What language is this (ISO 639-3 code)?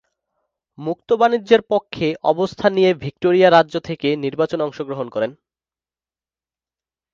ben